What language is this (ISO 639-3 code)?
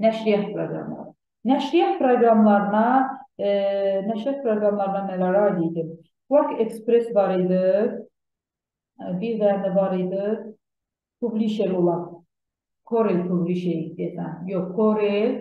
tur